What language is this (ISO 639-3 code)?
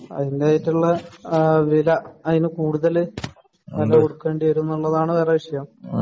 mal